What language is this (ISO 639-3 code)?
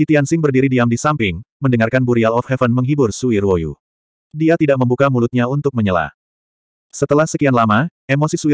ind